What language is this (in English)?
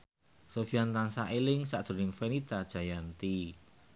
Javanese